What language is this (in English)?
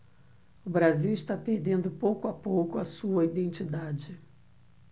Portuguese